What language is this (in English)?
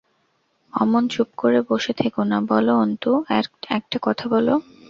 Bangla